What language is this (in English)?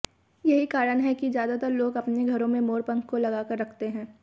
Hindi